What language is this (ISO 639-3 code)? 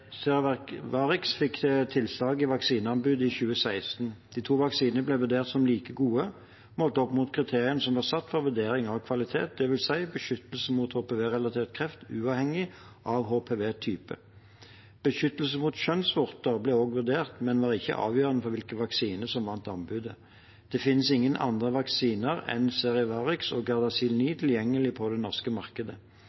nob